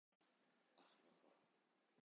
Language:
Japanese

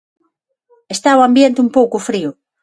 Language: Galician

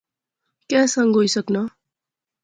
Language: Pahari-Potwari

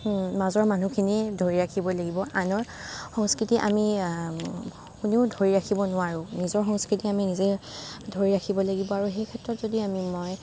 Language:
Assamese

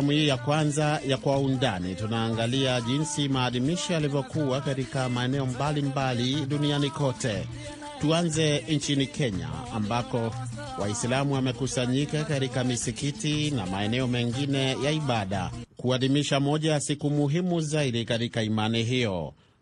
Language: Swahili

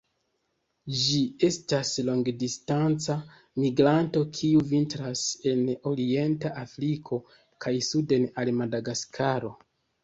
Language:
Esperanto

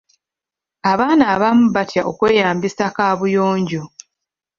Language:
Ganda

